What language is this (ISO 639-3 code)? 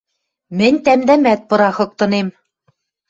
mrj